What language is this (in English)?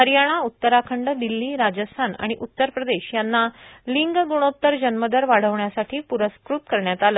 Marathi